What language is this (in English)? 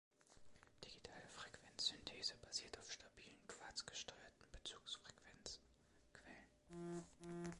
German